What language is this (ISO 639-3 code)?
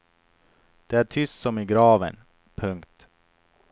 swe